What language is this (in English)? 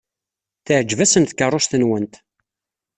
Kabyle